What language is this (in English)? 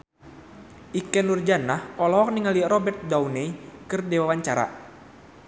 Sundanese